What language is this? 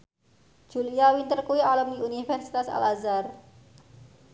Javanese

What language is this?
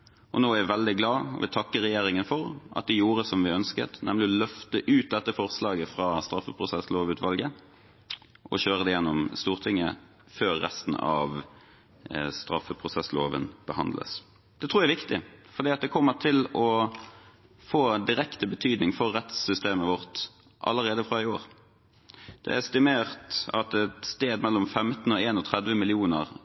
Norwegian Bokmål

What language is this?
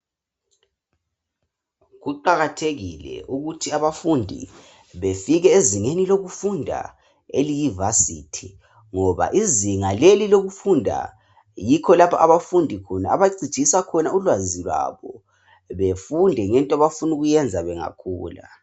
North Ndebele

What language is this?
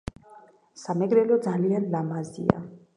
Georgian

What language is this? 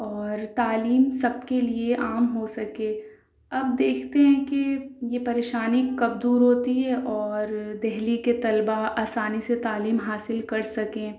Urdu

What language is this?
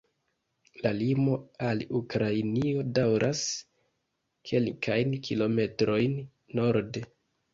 Esperanto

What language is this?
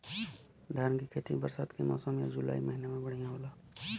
Bhojpuri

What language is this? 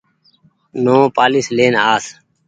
Goaria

